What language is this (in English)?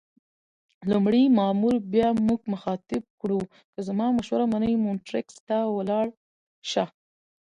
Pashto